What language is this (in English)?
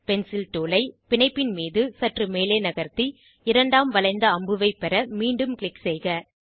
Tamil